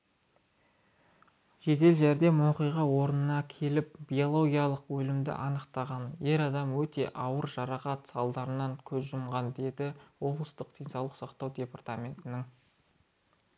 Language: Kazakh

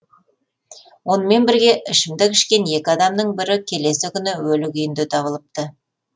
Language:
Kazakh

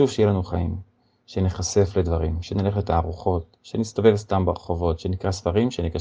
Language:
Hebrew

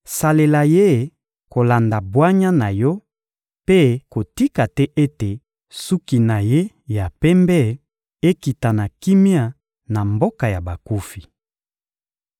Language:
Lingala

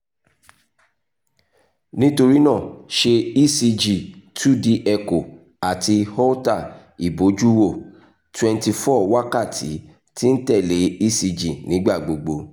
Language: Yoruba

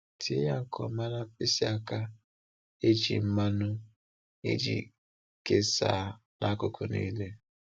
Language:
Igbo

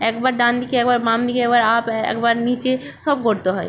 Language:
Bangla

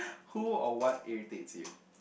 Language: English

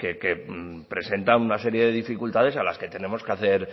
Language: Spanish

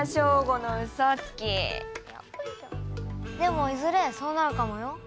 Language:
Japanese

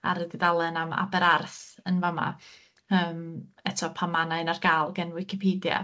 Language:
Welsh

